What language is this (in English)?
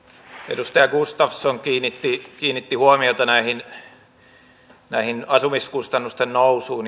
Finnish